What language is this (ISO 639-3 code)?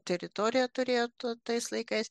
lit